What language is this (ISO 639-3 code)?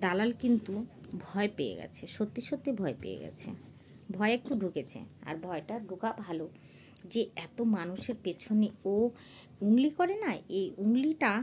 hin